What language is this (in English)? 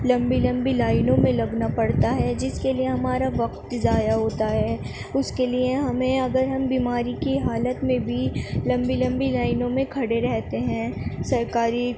Urdu